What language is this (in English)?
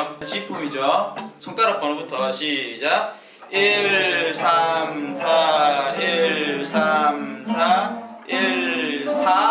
Korean